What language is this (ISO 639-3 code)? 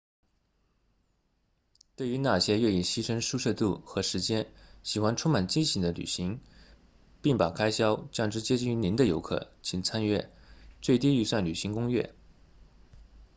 zho